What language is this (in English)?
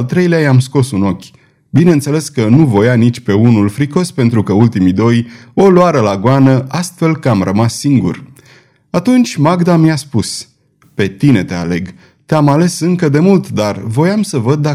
Romanian